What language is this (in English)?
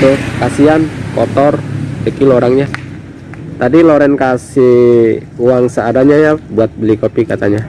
Indonesian